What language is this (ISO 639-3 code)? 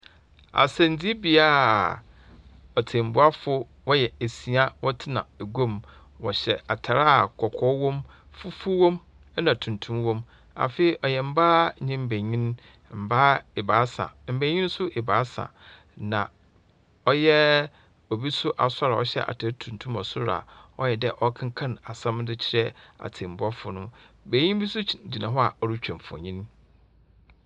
aka